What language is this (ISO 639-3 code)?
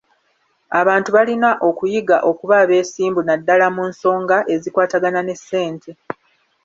lug